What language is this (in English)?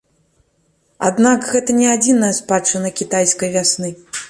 Belarusian